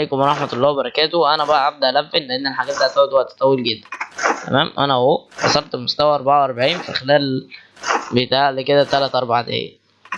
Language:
Arabic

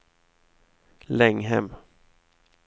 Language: Swedish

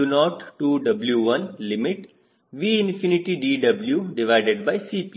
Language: Kannada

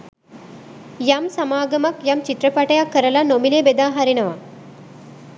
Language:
Sinhala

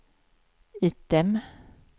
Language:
Swedish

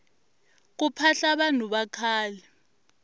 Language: Tsonga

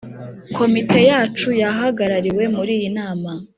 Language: Kinyarwanda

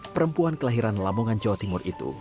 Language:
Indonesian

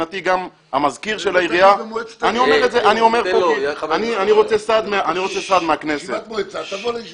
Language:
Hebrew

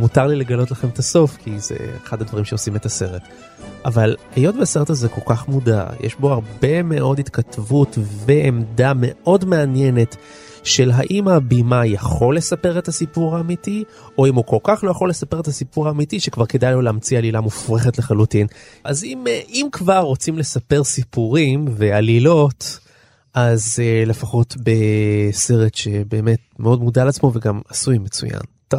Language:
Hebrew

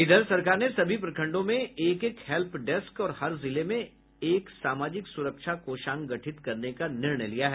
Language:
Hindi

